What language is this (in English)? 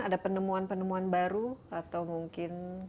Indonesian